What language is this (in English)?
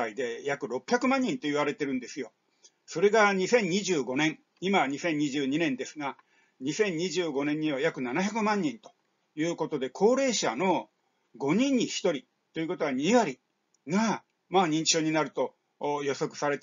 Japanese